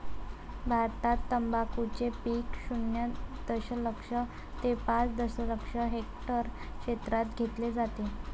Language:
Marathi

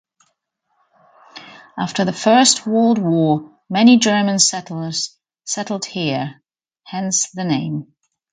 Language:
English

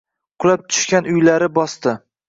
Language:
Uzbek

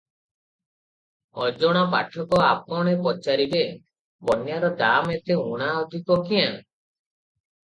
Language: Odia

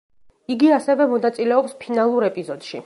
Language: Georgian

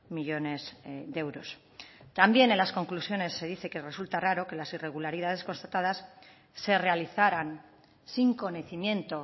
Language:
Spanish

